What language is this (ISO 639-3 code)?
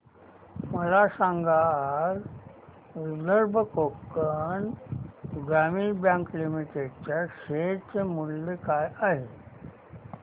mar